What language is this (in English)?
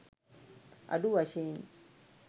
Sinhala